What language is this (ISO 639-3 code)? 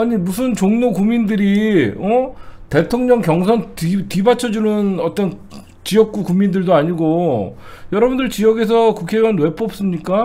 kor